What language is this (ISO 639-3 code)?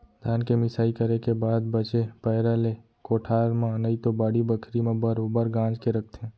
hne